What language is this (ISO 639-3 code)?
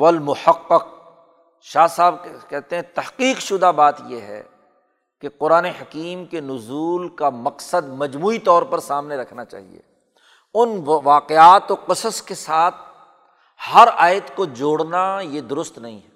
urd